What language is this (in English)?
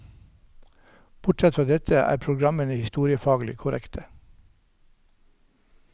Norwegian